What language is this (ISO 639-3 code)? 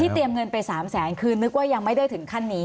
tha